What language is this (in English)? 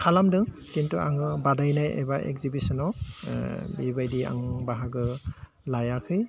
Bodo